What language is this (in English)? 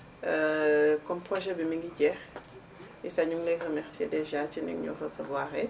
Wolof